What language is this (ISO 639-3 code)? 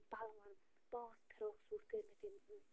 kas